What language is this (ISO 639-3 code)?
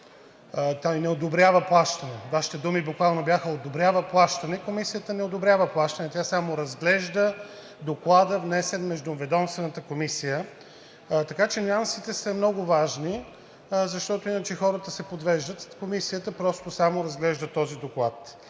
bul